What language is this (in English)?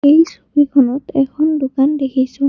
Assamese